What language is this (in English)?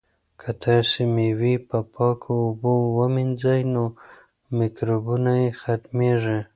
Pashto